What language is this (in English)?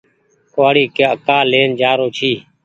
Goaria